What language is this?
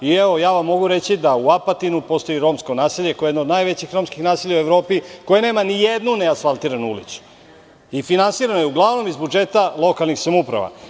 Serbian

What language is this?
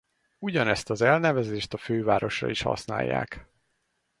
Hungarian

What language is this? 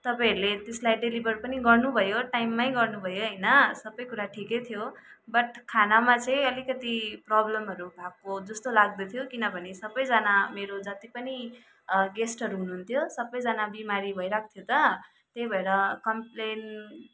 Nepali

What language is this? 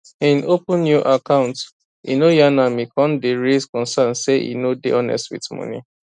Nigerian Pidgin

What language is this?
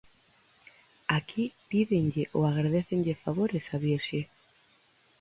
Galician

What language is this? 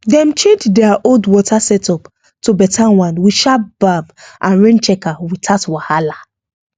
Nigerian Pidgin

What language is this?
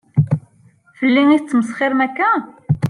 Kabyle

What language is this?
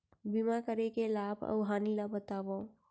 Chhattisgarhi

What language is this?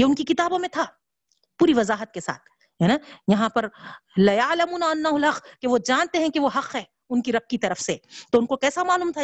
Urdu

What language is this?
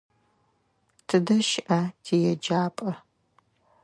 Adyghe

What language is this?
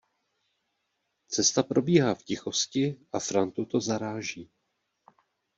Czech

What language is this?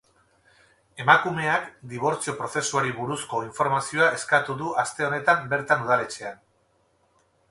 Basque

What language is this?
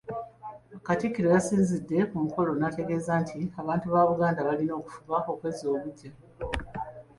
Ganda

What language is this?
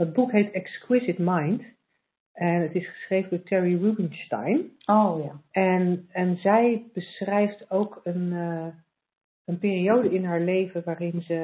Dutch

